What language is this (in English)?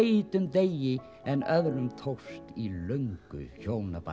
Icelandic